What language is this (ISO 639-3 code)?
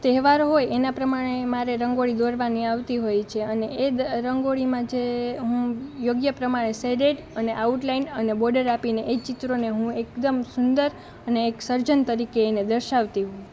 guj